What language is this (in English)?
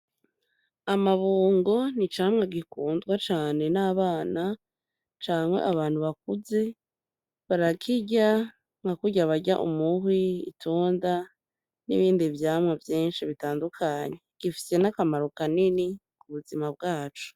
Rundi